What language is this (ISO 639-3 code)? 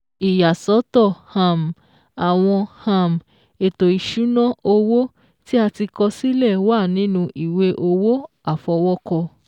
yor